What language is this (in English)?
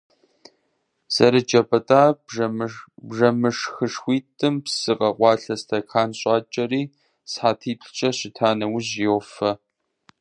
Kabardian